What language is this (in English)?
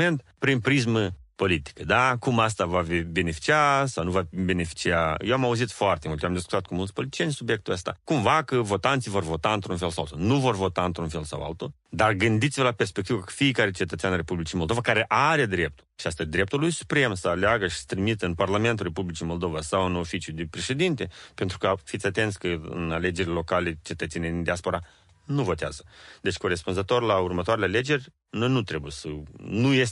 Romanian